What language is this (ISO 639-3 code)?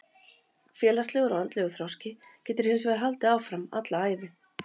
isl